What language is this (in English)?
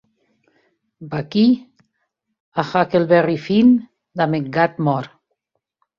Occitan